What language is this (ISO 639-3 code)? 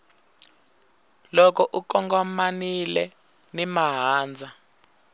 tso